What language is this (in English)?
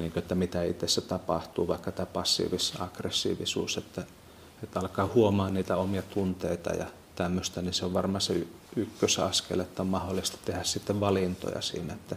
Finnish